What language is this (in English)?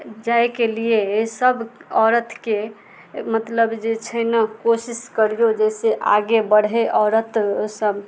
Maithili